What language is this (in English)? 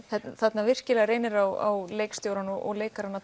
Icelandic